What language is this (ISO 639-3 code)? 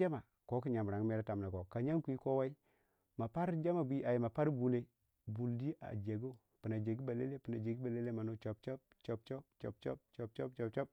wja